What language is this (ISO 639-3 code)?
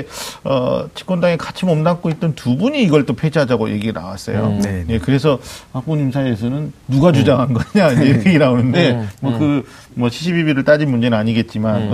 kor